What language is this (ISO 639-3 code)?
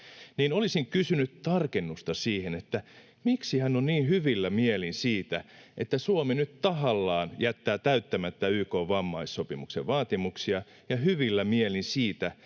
fin